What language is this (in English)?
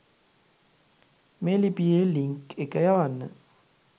Sinhala